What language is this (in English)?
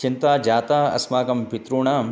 Sanskrit